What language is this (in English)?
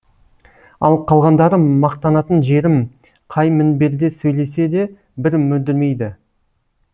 Kazakh